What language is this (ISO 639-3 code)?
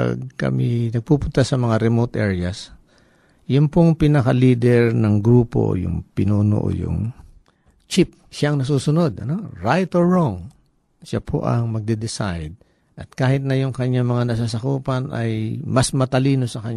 fil